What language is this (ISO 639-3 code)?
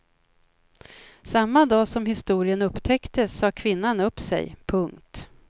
swe